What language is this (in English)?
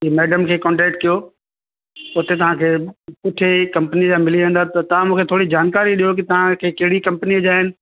Sindhi